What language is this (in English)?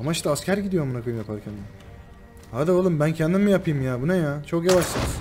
Turkish